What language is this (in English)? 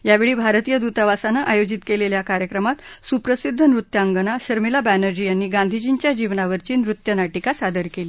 Marathi